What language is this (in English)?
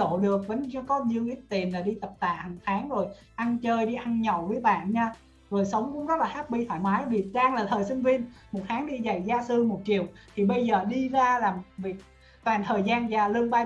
Vietnamese